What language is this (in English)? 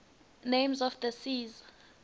Swati